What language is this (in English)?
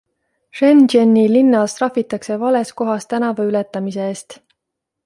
Estonian